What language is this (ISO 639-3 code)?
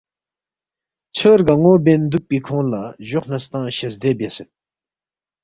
bft